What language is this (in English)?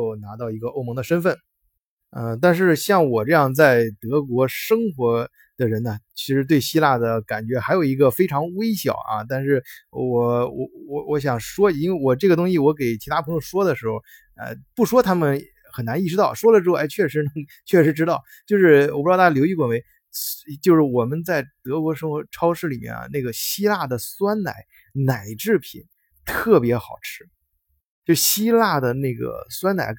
Chinese